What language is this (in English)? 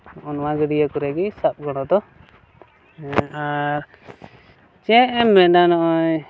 Santali